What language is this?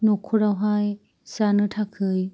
Bodo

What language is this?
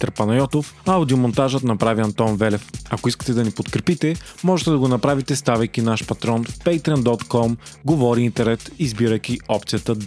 Bulgarian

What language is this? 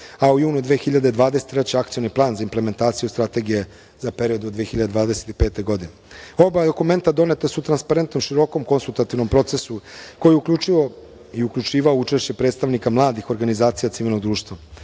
Serbian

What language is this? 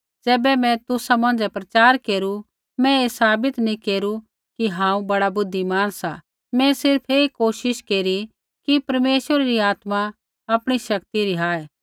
Kullu Pahari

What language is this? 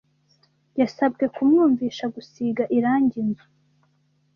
Kinyarwanda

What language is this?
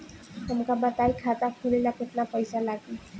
Bhojpuri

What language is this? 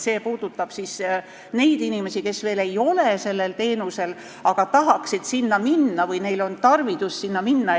Estonian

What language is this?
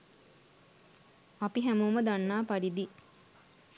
Sinhala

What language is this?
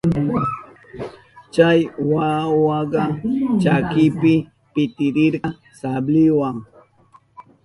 Southern Pastaza Quechua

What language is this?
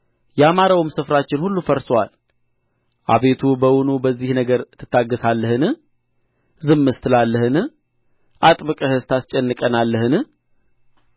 Amharic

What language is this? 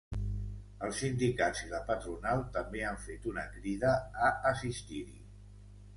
Catalan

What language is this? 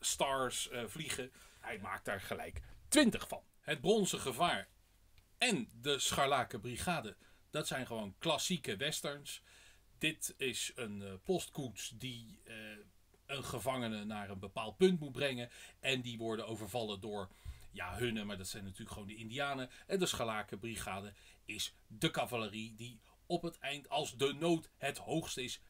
Dutch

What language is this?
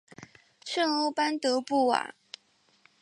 Chinese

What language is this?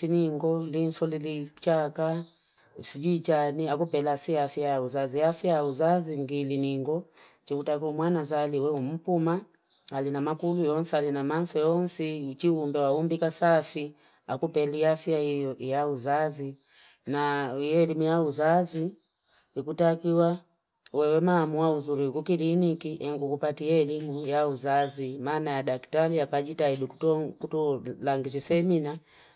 Fipa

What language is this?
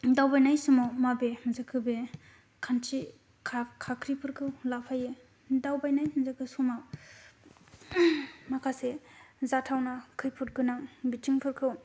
Bodo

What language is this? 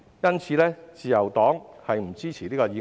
Cantonese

